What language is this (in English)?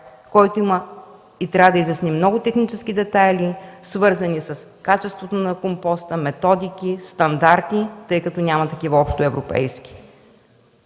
Bulgarian